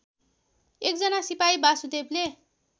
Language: Nepali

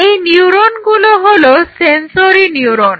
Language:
Bangla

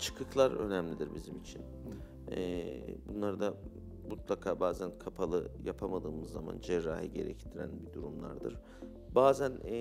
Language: Turkish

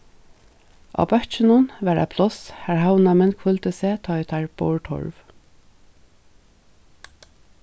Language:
Faroese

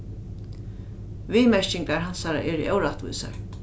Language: Faroese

